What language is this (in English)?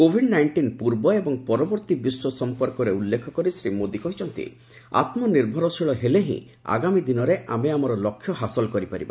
Odia